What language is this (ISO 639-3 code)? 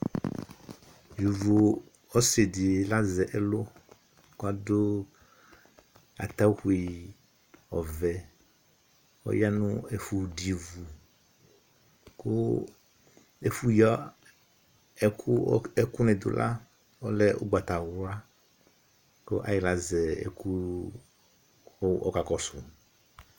kpo